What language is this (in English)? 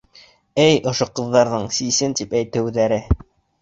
Bashkir